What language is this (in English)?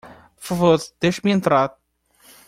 Portuguese